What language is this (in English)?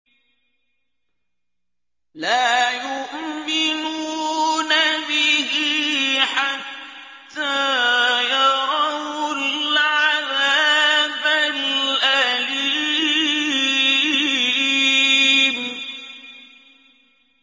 Arabic